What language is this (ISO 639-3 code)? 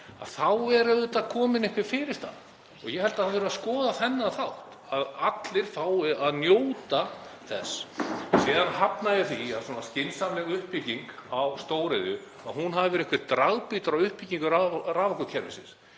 isl